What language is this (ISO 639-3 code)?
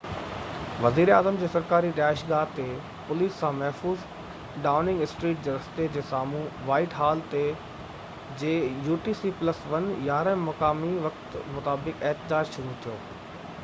snd